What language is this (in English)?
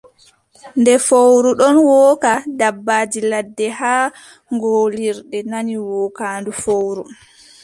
Adamawa Fulfulde